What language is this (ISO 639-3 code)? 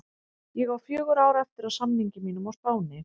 isl